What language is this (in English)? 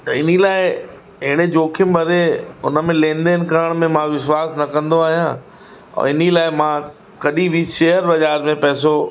Sindhi